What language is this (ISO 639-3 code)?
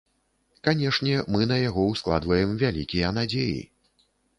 bel